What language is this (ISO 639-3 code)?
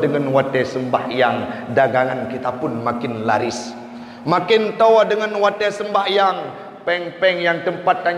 msa